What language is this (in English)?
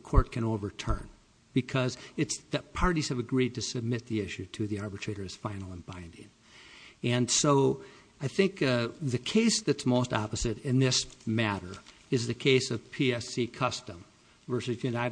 English